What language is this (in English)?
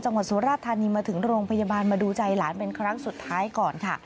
Thai